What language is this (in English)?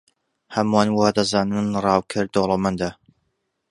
Central Kurdish